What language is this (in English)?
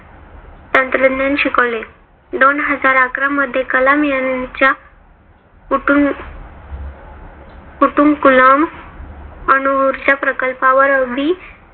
Marathi